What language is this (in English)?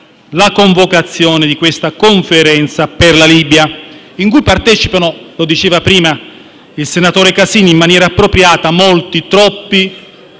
Italian